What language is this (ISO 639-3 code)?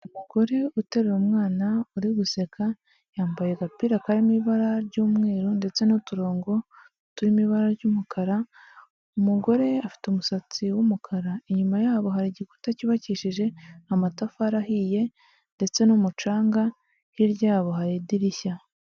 kin